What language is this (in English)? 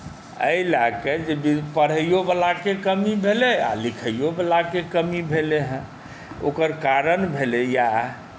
Maithili